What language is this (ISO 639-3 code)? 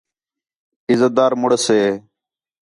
xhe